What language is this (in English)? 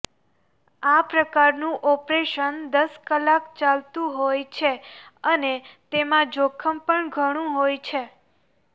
Gujarati